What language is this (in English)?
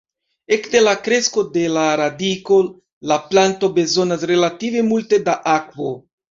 Esperanto